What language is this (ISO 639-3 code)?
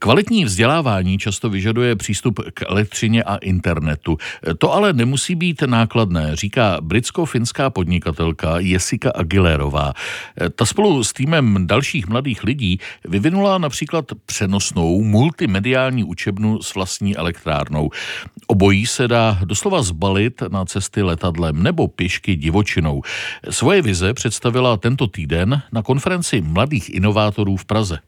ces